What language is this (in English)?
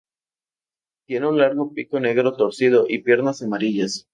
Spanish